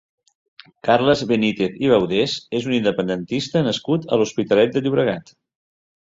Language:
Catalan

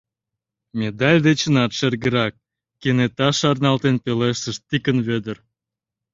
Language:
Mari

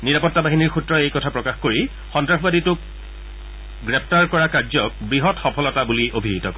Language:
Assamese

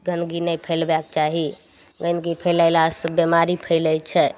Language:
Maithili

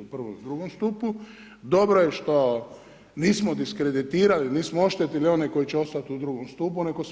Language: Croatian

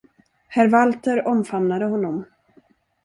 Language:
Swedish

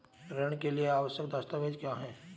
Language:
Hindi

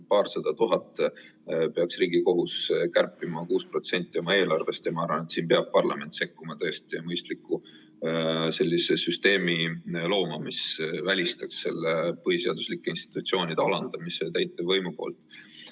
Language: Estonian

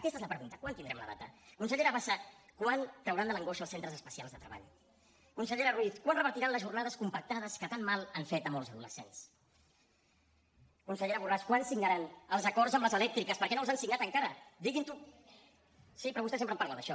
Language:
Catalan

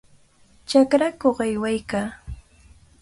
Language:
Cajatambo North Lima Quechua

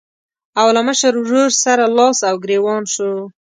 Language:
Pashto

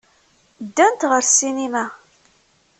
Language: Kabyle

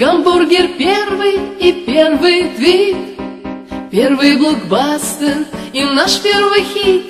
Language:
Russian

